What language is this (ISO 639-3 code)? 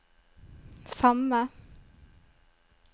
nor